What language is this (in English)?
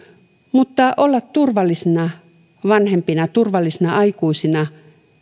Finnish